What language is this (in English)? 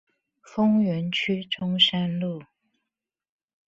Chinese